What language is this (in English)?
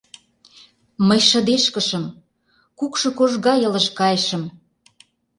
Mari